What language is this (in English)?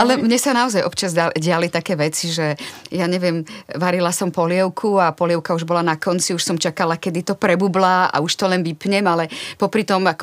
Czech